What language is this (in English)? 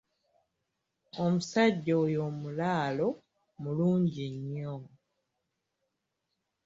Ganda